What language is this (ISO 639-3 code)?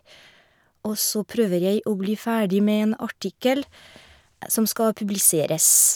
nor